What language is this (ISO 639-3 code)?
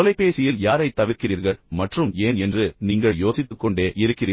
tam